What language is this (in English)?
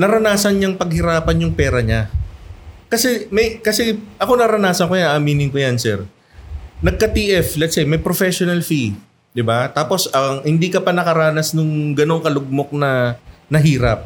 Filipino